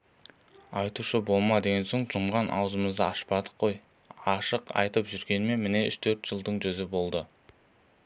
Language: Kazakh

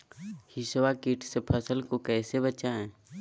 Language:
Magahi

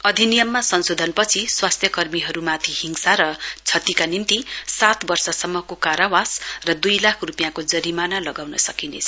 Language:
Nepali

